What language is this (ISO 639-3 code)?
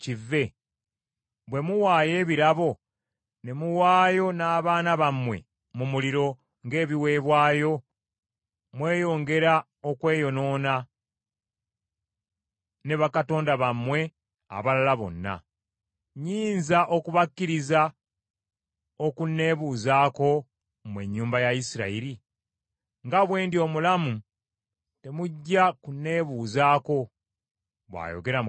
lug